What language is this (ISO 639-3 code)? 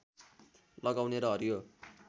nep